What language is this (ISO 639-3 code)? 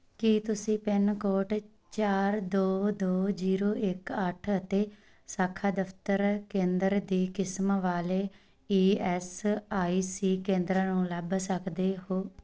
pan